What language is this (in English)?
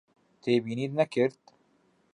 Central Kurdish